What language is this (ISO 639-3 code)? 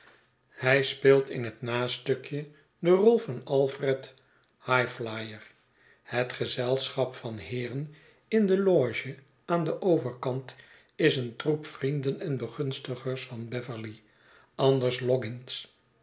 nld